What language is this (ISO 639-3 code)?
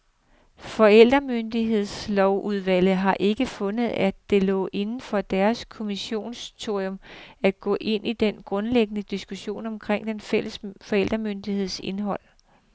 dan